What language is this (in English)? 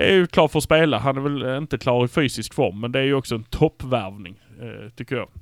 Swedish